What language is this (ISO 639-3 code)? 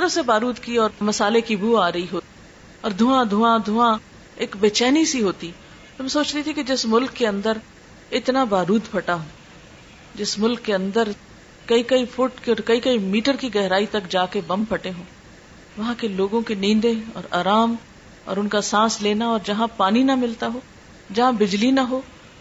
urd